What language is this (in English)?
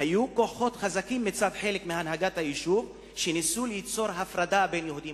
Hebrew